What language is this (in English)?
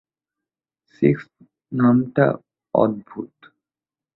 Bangla